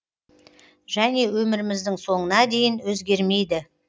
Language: Kazakh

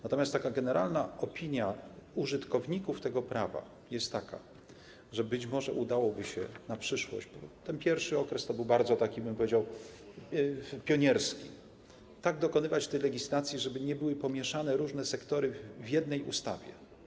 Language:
Polish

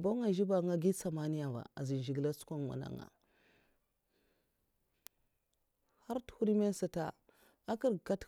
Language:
Mafa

